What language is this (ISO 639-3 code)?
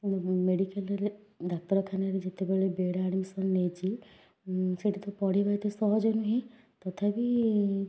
ori